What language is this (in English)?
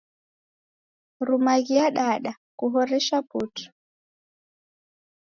Taita